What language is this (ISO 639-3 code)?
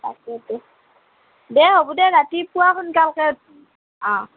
asm